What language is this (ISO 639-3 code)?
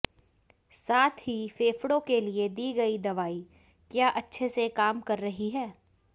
hin